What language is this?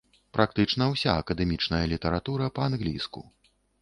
Belarusian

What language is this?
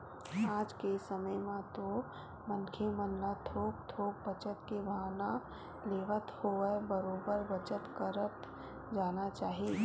Chhattisgarhi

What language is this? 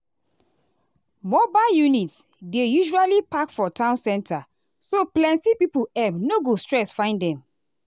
Nigerian Pidgin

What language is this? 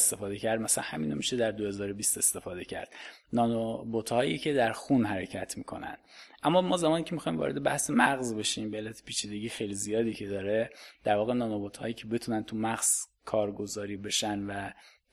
Persian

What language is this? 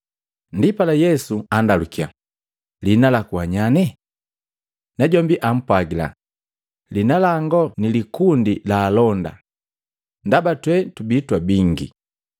Matengo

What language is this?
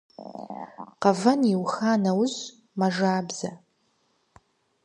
Kabardian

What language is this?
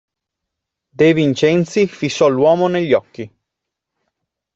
Italian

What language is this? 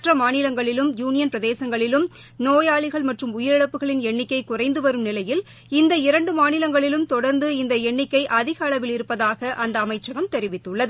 Tamil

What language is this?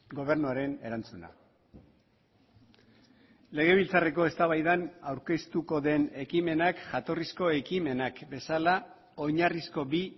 Basque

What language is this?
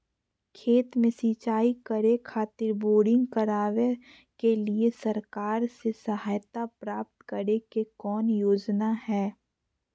Magahi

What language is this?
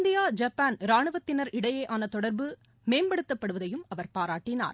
Tamil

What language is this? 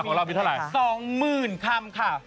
Thai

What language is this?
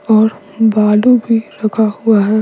Hindi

